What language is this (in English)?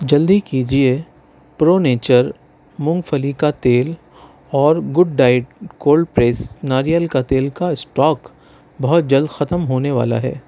Urdu